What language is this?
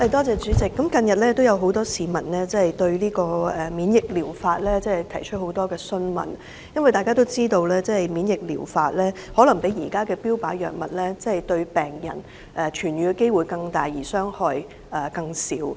Cantonese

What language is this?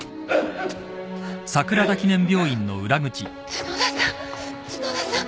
Japanese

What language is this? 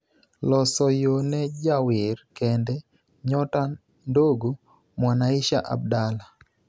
Luo (Kenya and Tanzania)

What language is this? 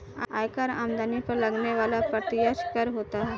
Hindi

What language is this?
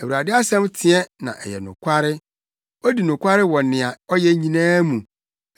Akan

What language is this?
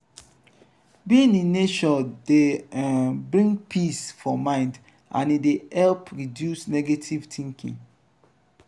Nigerian Pidgin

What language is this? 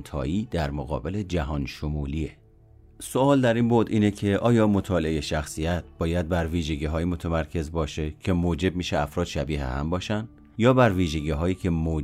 Persian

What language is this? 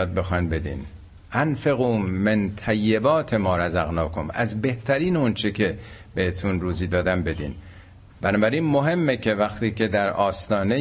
Persian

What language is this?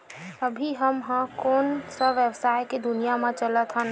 Chhattisgarhi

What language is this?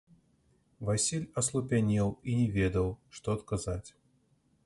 Belarusian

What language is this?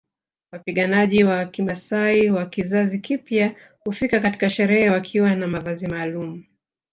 Swahili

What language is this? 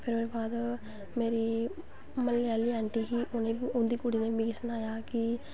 Dogri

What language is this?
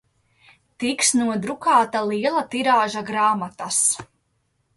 Latvian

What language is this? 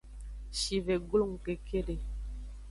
Aja (Benin)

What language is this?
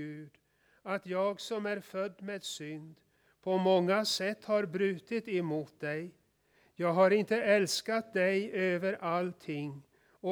Swedish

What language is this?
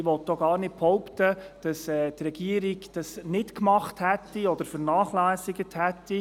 Swiss German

